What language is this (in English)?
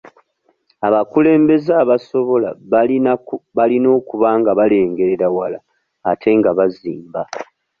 Ganda